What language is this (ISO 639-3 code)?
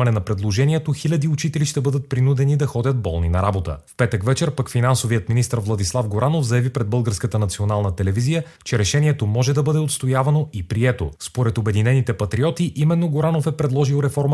bul